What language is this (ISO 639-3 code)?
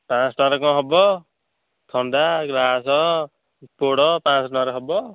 ori